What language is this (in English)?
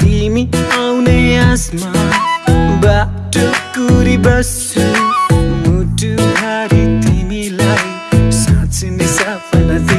Nepali